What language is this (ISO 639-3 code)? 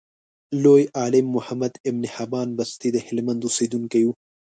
pus